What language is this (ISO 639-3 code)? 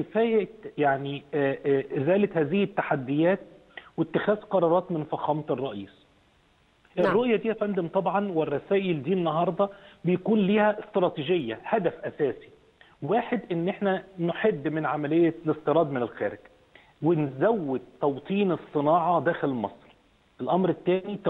ara